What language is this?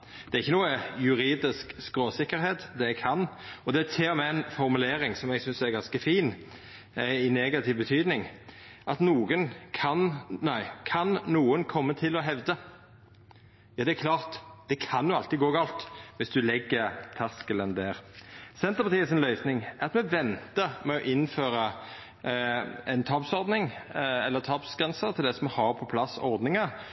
Norwegian Nynorsk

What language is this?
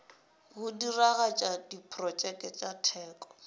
Northern Sotho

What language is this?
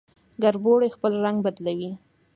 Pashto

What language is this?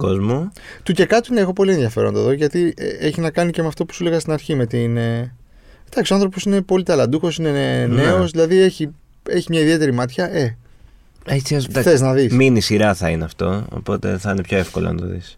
Greek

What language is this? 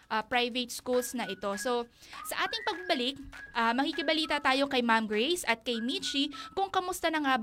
Filipino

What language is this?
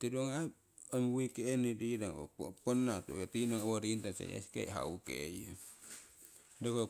Siwai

